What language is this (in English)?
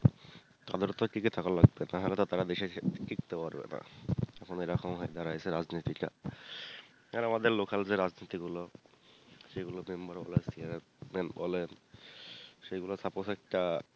Bangla